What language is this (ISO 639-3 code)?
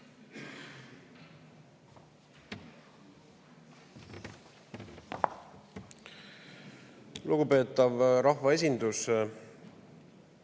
est